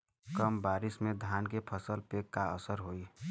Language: Bhojpuri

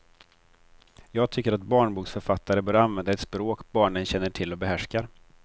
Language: Swedish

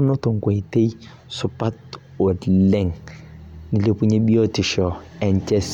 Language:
Masai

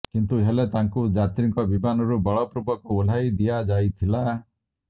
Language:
Odia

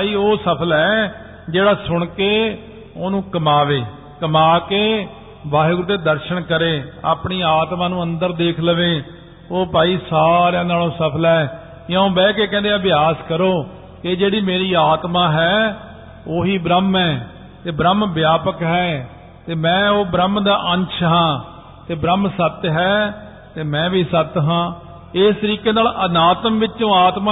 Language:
Punjabi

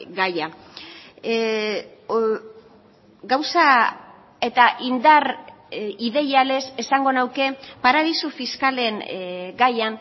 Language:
Basque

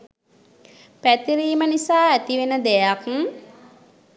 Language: Sinhala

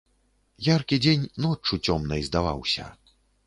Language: Belarusian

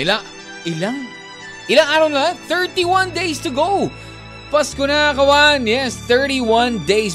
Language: Filipino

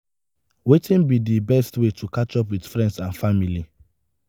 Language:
Nigerian Pidgin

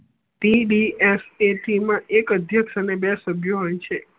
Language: Gujarati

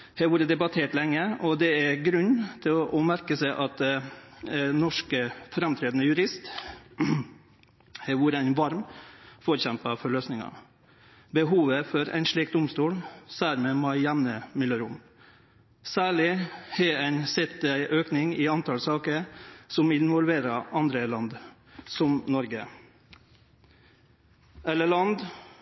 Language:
Norwegian Nynorsk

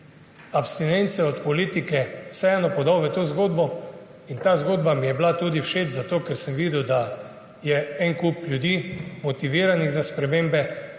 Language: Slovenian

